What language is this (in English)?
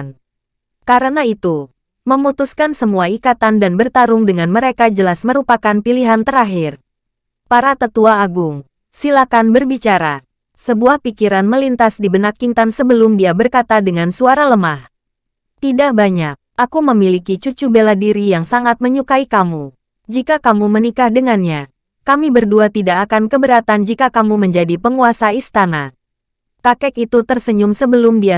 Indonesian